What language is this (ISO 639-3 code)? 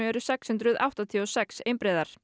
isl